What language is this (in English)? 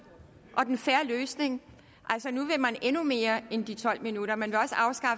Danish